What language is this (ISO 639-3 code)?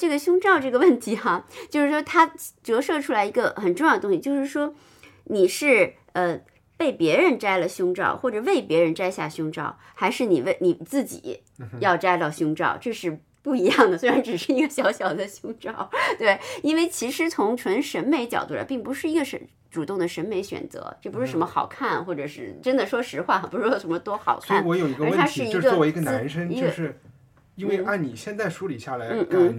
zho